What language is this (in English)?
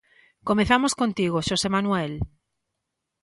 Galician